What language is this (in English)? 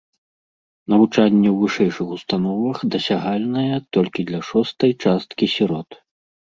Belarusian